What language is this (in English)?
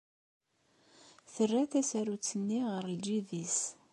Kabyle